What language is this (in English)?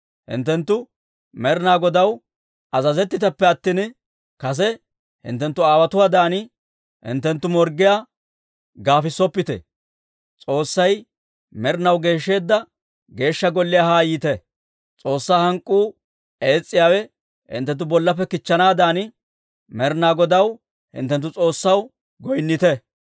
Dawro